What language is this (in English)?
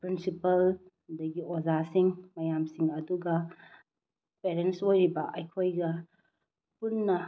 Manipuri